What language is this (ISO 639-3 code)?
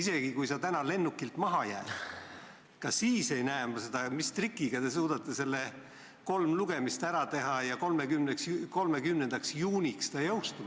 est